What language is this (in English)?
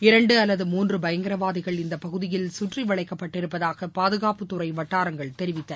Tamil